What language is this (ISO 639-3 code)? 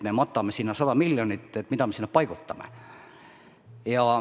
est